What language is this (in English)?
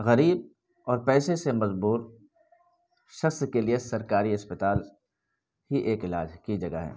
Urdu